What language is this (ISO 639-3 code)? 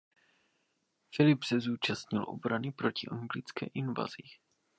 ces